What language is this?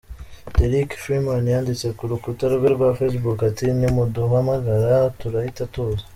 Kinyarwanda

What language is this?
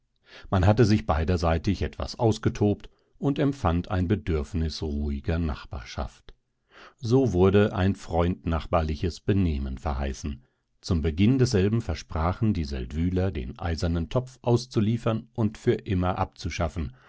German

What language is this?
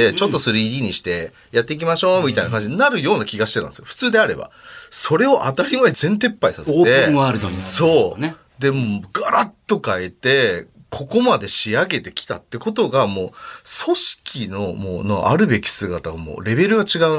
Japanese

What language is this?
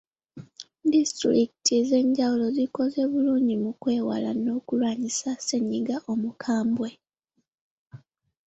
Ganda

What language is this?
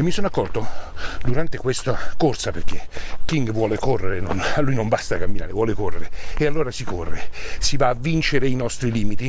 Italian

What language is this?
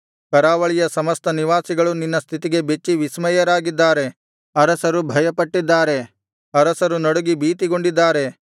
Kannada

